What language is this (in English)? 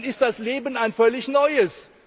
German